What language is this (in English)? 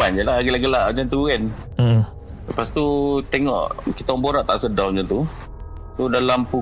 Malay